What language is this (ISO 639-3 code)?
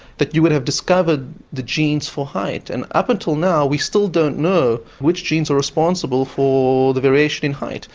eng